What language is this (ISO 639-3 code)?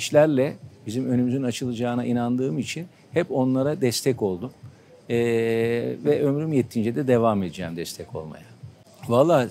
tur